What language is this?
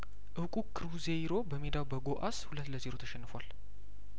Amharic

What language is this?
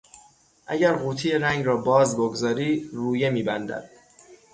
Persian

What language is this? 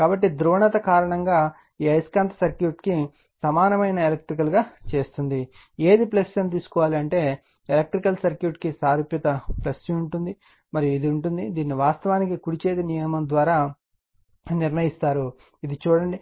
Telugu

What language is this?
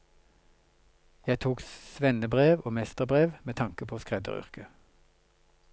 Norwegian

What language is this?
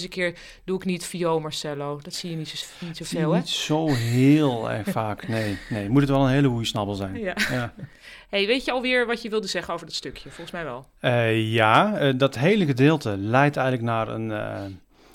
Dutch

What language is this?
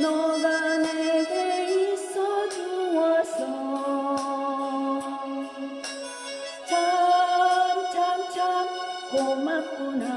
Korean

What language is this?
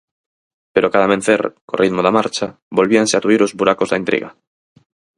Galician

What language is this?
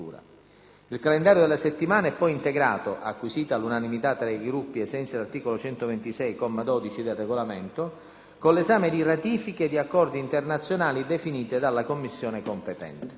Italian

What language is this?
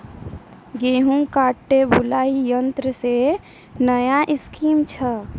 Maithili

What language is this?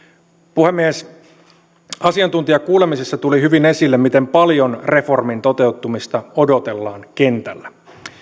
Finnish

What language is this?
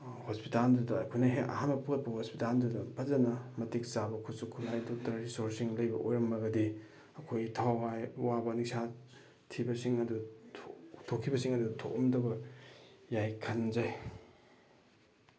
Manipuri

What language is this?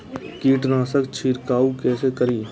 Maithili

